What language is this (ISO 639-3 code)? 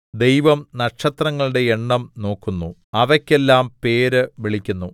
mal